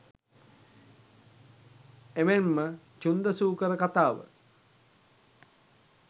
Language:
Sinhala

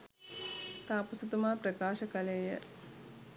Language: Sinhala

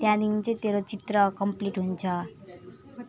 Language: Nepali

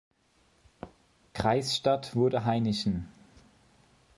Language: German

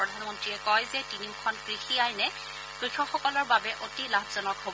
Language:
Assamese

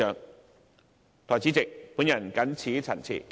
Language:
Cantonese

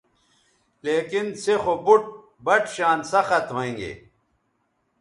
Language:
Bateri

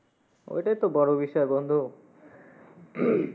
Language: Bangla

